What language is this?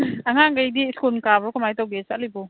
Manipuri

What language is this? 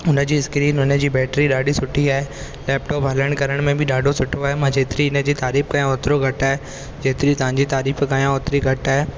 Sindhi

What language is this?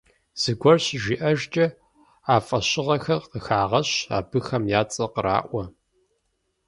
Kabardian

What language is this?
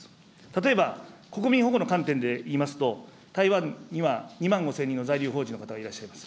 Japanese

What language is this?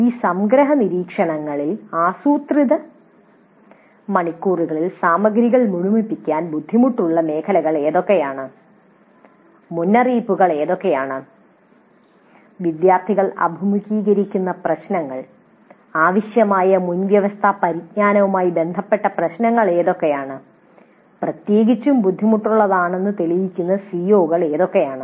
Malayalam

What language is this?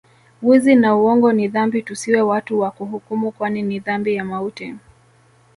Swahili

